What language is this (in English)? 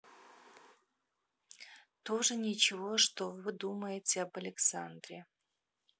Russian